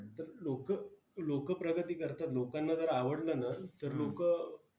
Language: Marathi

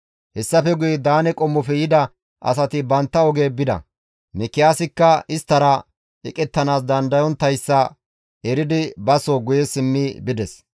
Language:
Gamo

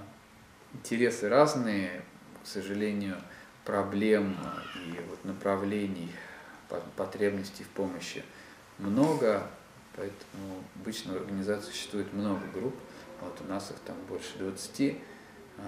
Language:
Russian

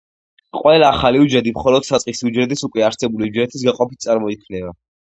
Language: Georgian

